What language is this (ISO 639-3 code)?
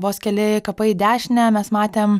lit